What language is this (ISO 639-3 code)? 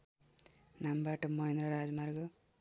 nep